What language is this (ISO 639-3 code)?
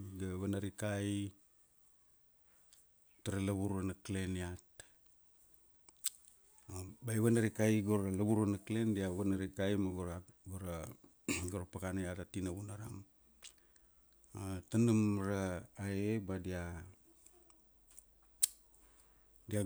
ksd